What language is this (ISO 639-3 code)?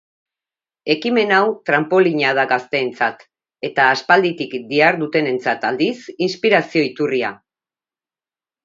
eus